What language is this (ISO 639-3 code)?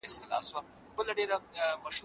pus